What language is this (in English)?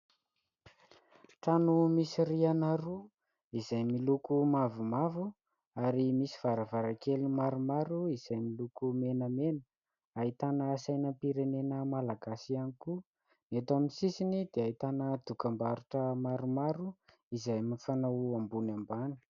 Malagasy